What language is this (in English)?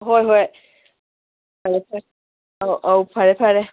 Manipuri